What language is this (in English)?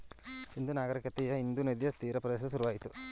Kannada